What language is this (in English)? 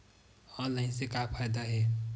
Chhattisgarhi